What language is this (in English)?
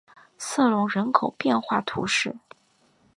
Chinese